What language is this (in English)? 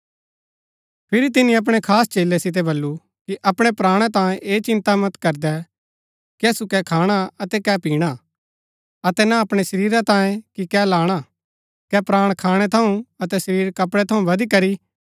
Gaddi